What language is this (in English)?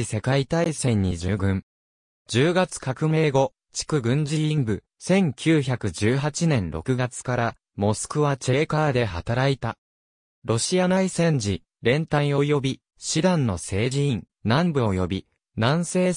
Japanese